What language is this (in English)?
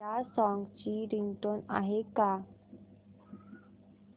Marathi